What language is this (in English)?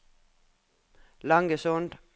Norwegian